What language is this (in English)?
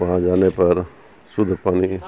Urdu